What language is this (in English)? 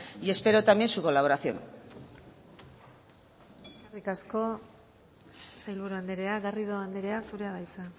Basque